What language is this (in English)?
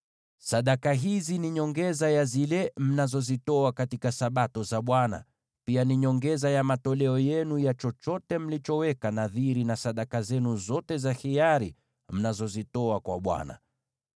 Swahili